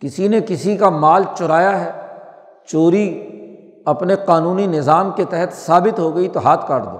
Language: Urdu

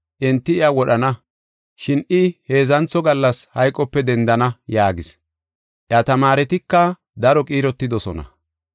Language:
Gofa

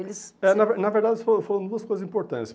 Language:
Portuguese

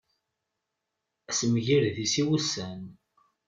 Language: Kabyle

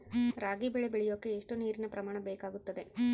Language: Kannada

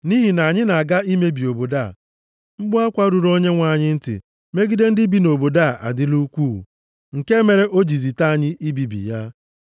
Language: Igbo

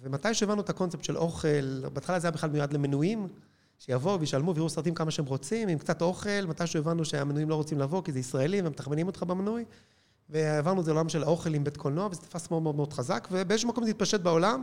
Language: Hebrew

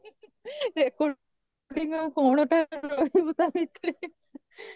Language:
Odia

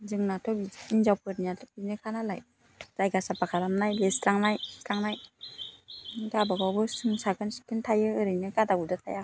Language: Bodo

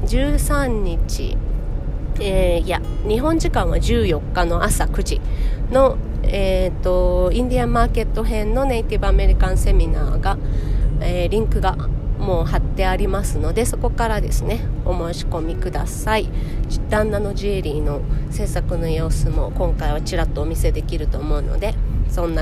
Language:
Japanese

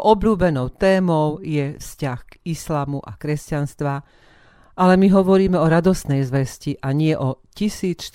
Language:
Slovak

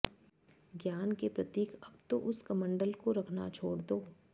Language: Sanskrit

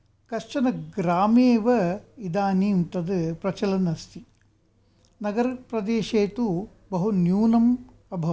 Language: Sanskrit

